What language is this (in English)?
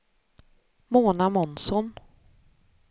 Swedish